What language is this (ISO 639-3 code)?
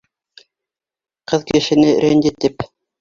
bak